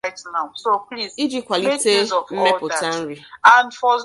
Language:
Igbo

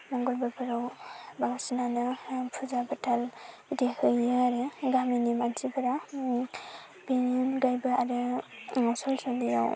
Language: Bodo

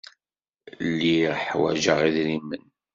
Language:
Kabyle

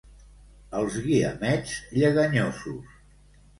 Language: Catalan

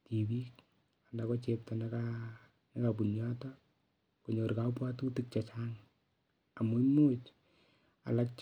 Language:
Kalenjin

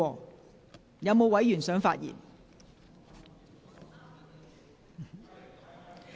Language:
Cantonese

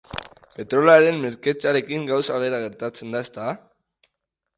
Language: Basque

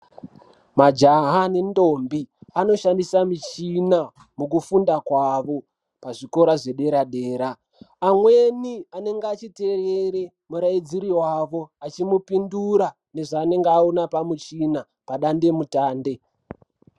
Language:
Ndau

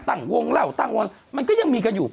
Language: Thai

